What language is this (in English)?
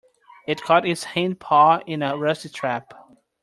English